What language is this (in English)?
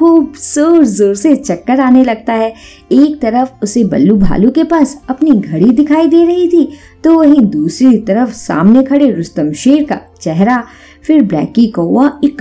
Hindi